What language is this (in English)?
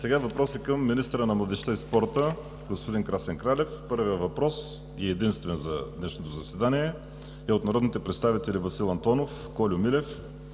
Bulgarian